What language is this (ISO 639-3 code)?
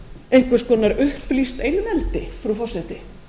isl